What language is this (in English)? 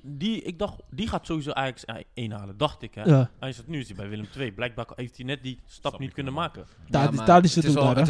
Dutch